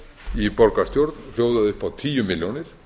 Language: Icelandic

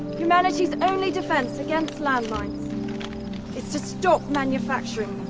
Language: English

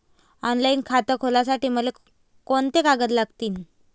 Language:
Marathi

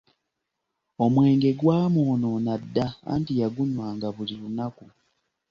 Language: Ganda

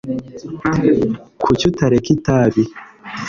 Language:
Kinyarwanda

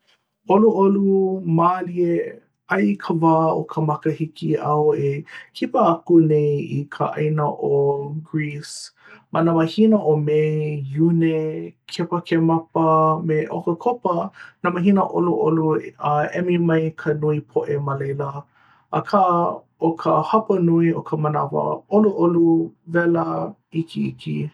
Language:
Hawaiian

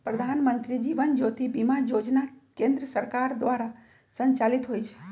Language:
Magahi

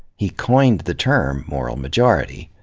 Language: English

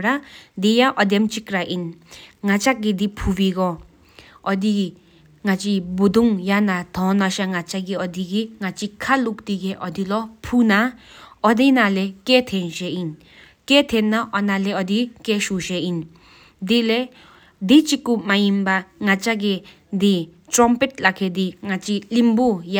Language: Sikkimese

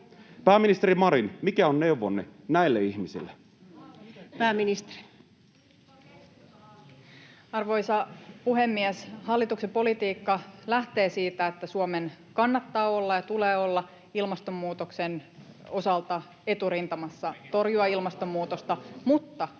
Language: Finnish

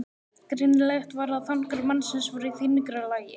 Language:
Icelandic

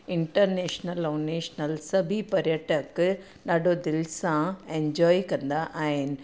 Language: Sindhi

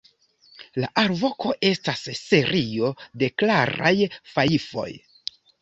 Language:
Esperanto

